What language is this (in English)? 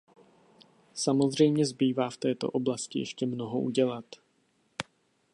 Czech